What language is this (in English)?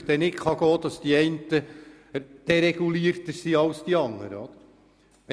Swiss German